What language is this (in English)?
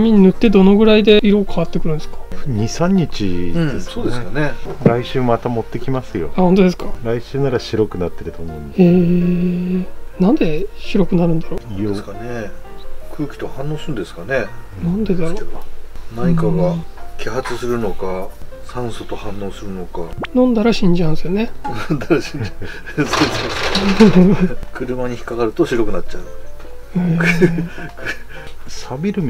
Japanese